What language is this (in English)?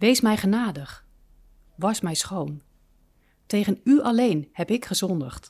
Dutch